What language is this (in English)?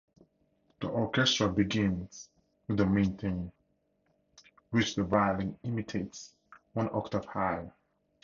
English